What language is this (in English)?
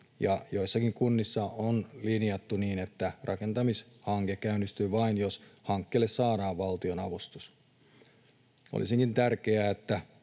Finnish